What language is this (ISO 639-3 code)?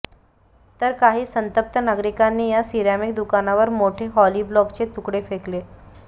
mar